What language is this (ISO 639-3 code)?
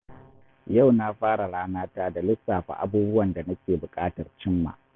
hau